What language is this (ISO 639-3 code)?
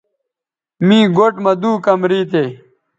btv